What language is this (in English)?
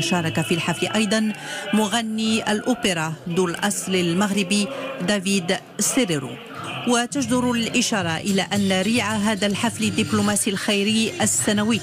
Arabic